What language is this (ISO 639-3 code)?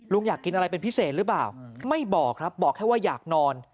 tha